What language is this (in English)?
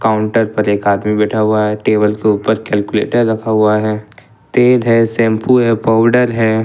Hindi